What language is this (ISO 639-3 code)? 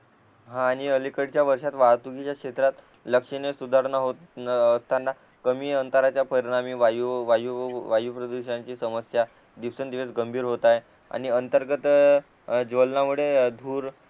mar